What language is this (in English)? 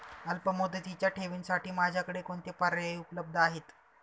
Marathi